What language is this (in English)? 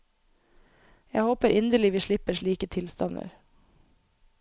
Norwegian